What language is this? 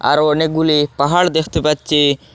Bangla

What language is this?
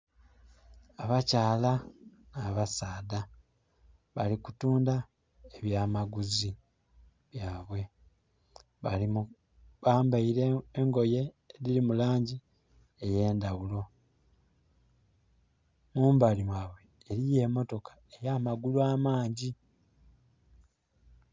Soga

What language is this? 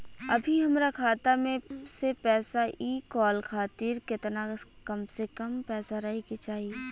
Bhojpuri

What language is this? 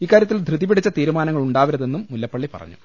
Malayalam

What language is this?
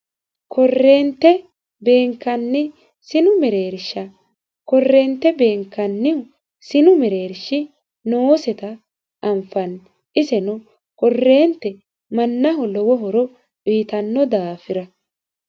Sidamo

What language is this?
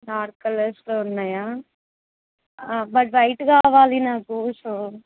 Telugu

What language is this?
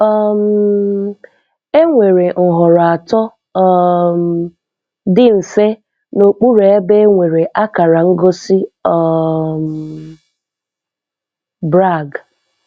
Igbo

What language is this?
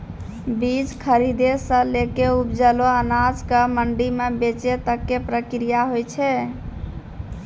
Maithili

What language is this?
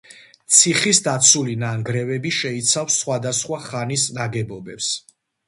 Georgian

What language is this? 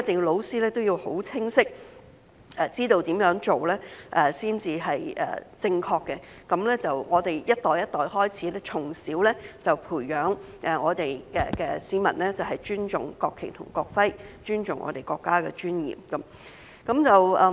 Cantonese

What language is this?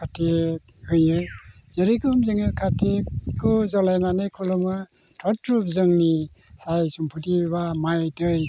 Bodo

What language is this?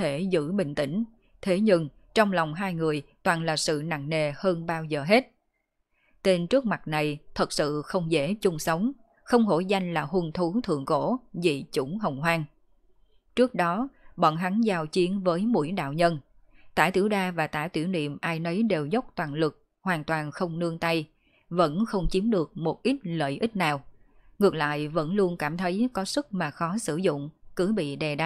Vietnamese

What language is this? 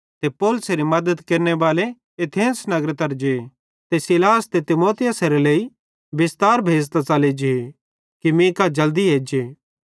Bhadrawahi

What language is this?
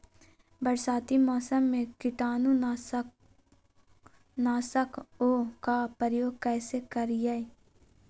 Magahi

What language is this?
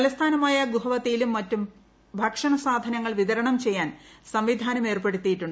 Malayalam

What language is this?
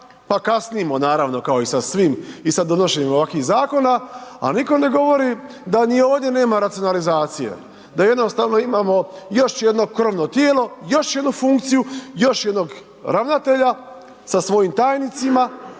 Croatian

